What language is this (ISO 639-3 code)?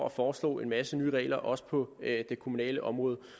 dan